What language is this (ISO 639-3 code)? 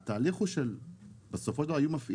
heb